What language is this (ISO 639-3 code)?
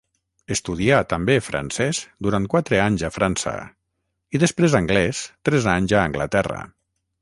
cat